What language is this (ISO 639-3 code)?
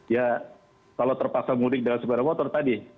ind